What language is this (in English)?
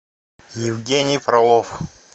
Russian